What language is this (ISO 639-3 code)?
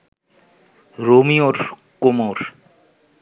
ben